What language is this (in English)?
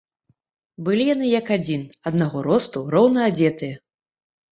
Belarusian